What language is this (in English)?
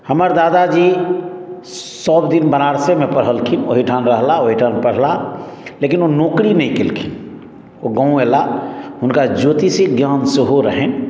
Maithili